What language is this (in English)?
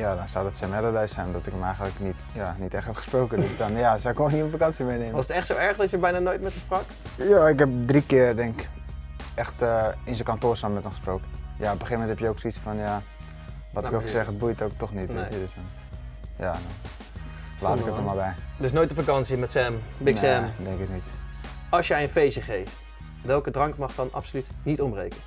Dutch